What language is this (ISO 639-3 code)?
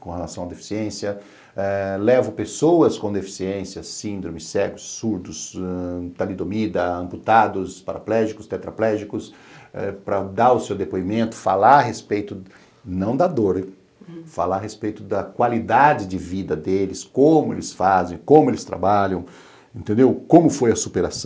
por